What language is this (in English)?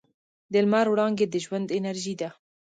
Pashto